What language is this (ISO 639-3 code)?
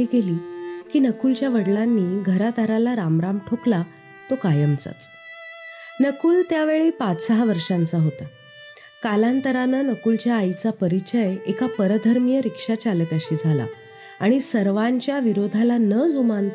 mar